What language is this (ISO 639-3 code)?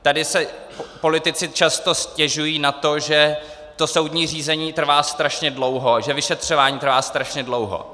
ces